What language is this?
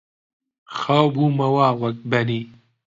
Central Kurdish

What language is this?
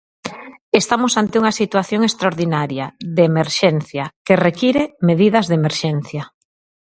Galician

